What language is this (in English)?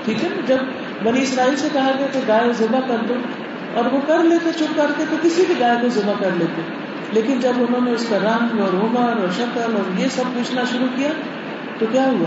Urdu